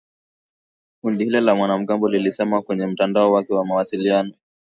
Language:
Swahili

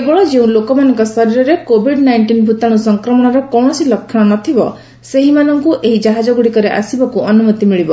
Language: Odia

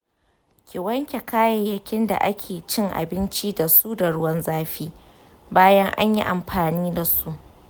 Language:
Hausa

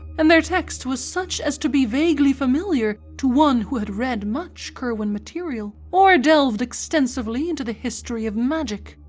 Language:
English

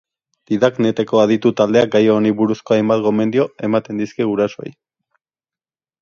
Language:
Basque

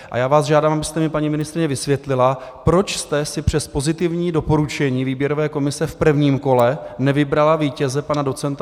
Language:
Czech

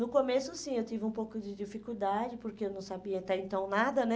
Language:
Portuguese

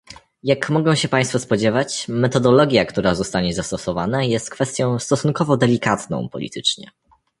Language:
Polish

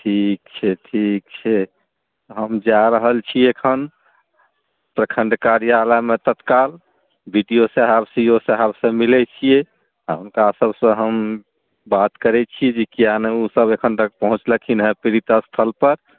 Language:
Maithili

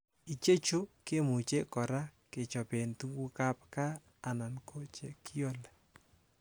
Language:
Kalenjin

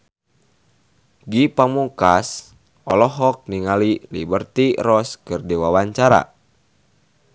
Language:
Sundanese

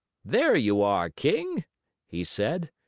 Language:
English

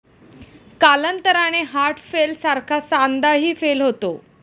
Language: Marathi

